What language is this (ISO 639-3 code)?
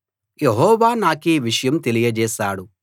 tel